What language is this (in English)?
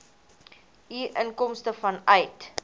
Afrikaans